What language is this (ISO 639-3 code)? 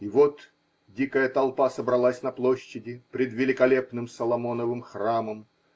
rus